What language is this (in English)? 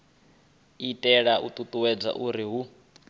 Venda